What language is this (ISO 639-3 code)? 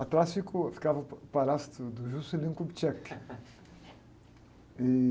por